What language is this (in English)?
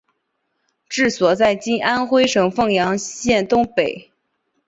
Chinese